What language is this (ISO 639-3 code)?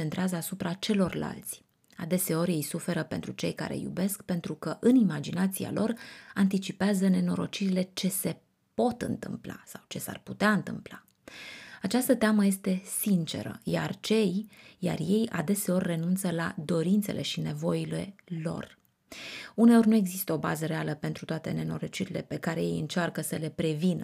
ron